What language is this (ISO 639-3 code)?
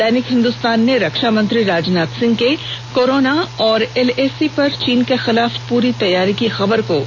hin